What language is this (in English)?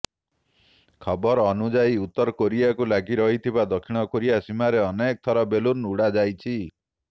Odia